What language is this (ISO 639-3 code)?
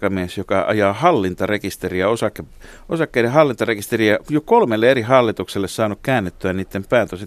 fin